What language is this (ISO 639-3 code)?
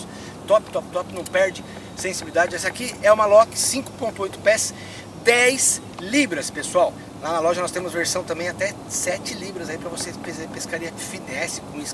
por